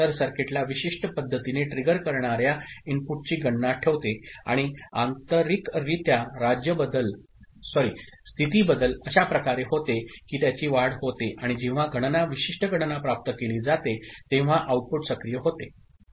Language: Marathi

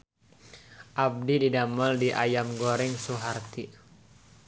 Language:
Sundanese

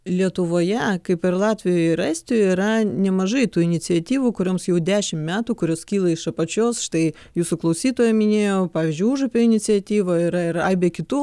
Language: Lithuanian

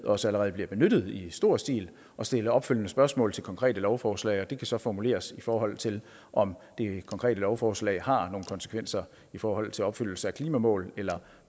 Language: Danish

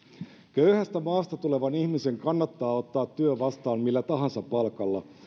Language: Finnish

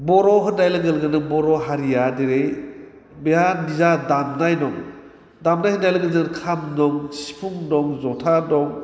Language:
Bodo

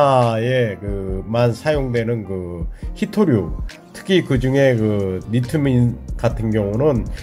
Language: Korean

